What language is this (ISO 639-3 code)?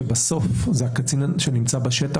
heb